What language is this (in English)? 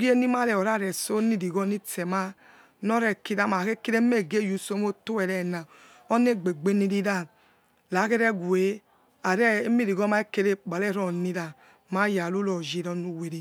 Yekhee